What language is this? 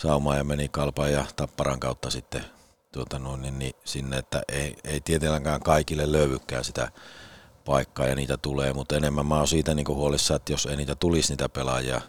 Finnish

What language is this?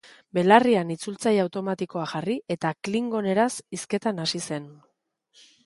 Basque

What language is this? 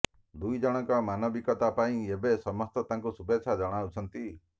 Odia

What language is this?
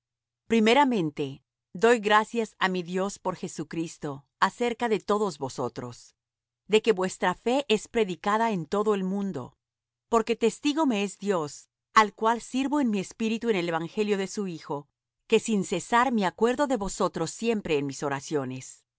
Spanish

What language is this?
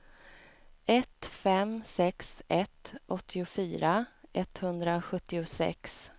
Swedish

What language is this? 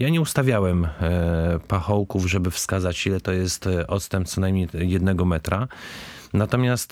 Polish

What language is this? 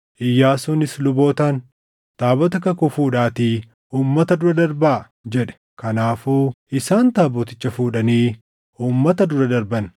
Oromo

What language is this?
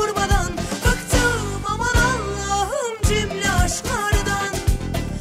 Turkish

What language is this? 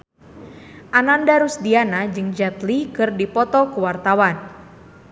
Sundanese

